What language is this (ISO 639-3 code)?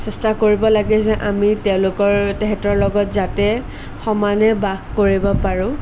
asm